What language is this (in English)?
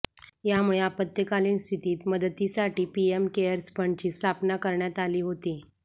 Marathi